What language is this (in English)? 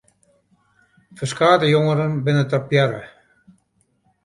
Western Frisian